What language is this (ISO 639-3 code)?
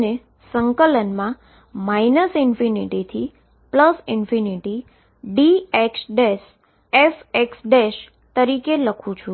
guj